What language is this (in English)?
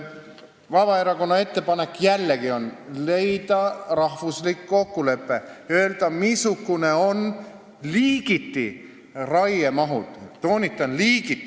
Estonian